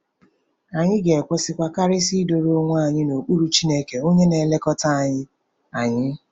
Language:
Igbo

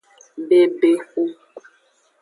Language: Aja (Benin)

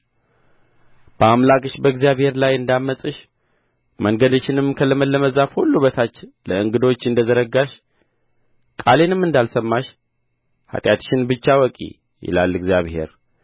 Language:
Amharic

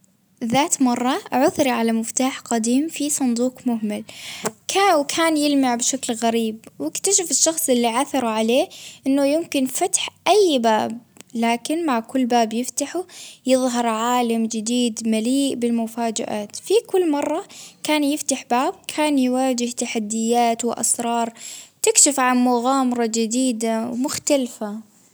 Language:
Baharna Arabic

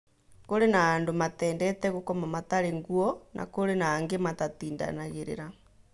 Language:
Kikuyu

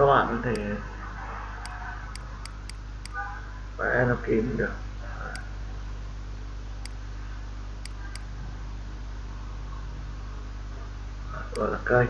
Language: Vietnamese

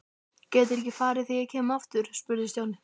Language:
Icelandic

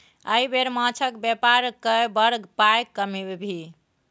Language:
Maithili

